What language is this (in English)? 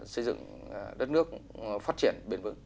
Vietnamese